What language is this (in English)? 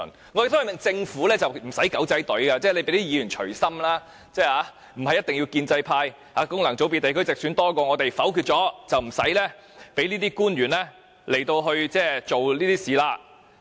Cantonese